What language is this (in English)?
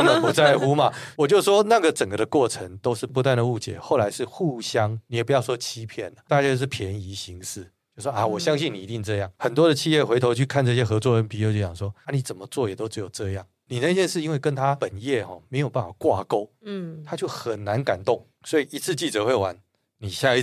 Chinese